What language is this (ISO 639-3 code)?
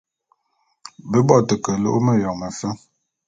bum